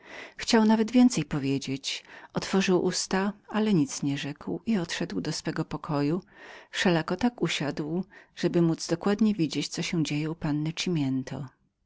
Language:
Polish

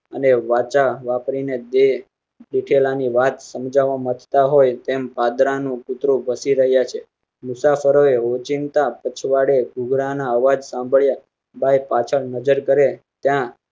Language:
Gujarati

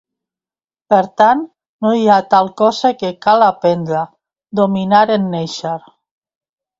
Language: Catalan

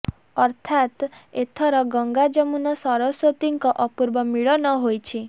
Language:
Odia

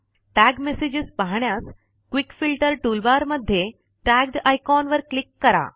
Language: Marathi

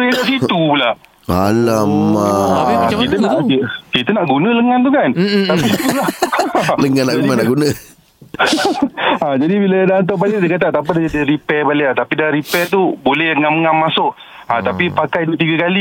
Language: Malay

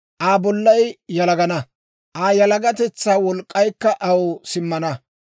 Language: Dawro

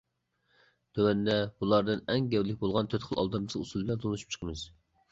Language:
Uyghur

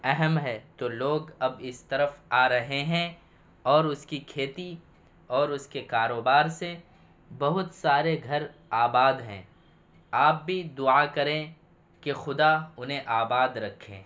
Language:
Urdu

